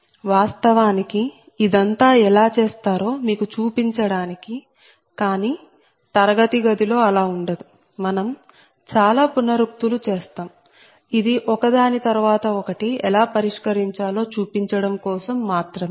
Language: Telugu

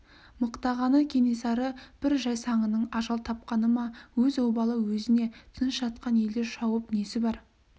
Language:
Kazakh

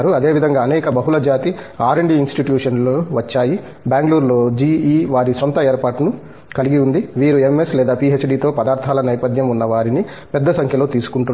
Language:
Telugu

